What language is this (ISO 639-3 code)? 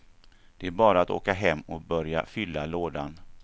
swe